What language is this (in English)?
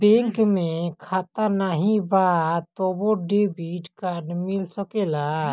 Bhojpuri